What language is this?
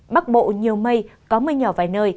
Vietnamese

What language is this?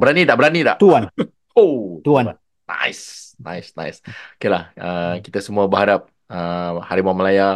Malay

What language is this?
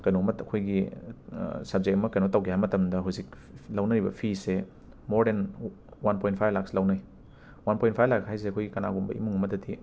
Manipuri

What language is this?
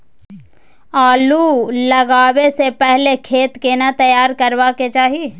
Maithili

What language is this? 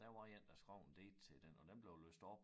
Danish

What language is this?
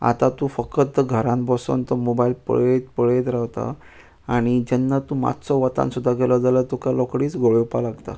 Konkani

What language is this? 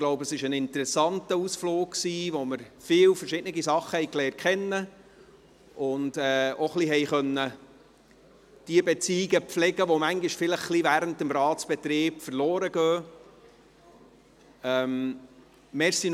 Swiss German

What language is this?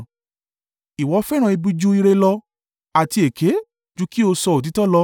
Yoruba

